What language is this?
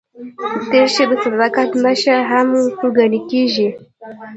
Pashto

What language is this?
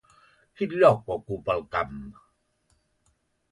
Catalan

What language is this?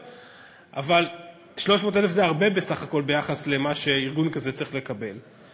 Hebrew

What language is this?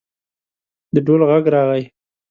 Pashto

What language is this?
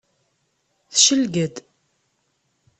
Kabyle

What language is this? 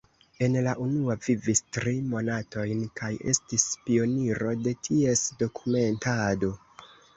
Esperanto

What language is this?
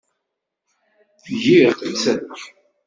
Kabyle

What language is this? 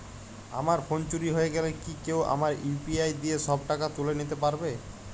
Bangla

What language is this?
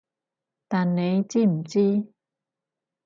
Cantonese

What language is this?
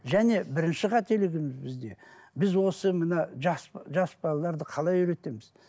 Kazakh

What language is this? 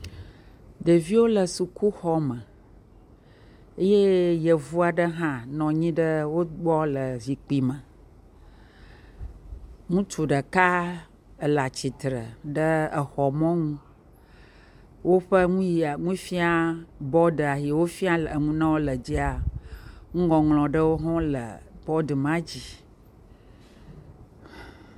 Ewe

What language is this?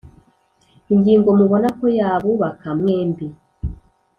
Kinyarwanda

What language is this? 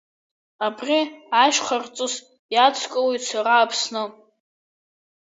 Abkhazian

